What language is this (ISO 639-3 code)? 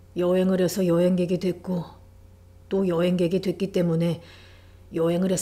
kor